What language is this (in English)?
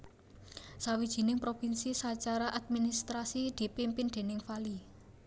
Javanese